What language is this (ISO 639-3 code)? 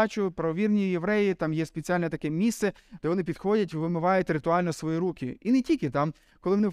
ukr